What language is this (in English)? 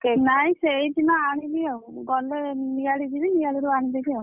Odia